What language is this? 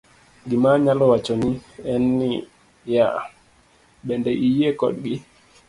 Luo (Kenya and Tanzania)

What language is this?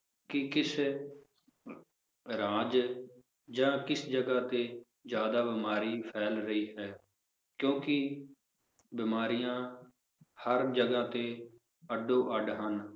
Punjabi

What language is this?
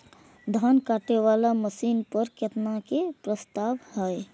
Maithili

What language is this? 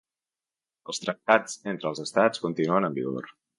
Catalan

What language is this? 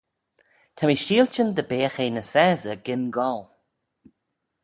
Manx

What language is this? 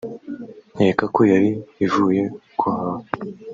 Kinyarwanda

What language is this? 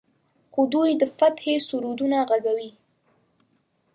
Pashto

